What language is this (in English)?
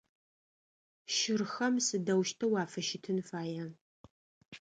Adyghe